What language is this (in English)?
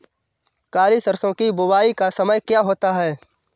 Hindi